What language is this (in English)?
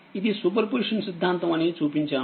Telugu